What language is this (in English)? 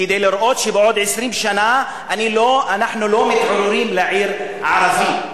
Hebrew